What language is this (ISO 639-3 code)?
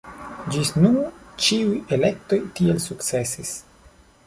epo